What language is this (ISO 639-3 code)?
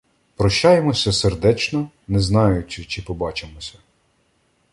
ukr